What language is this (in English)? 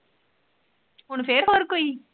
Punjabi